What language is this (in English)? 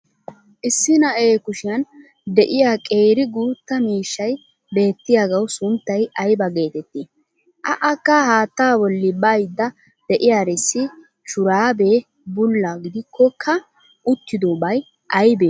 Wolaytta